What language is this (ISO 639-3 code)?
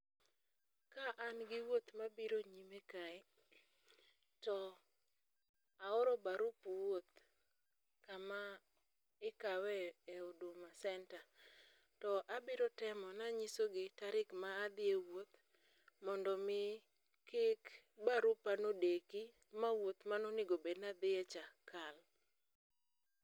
luo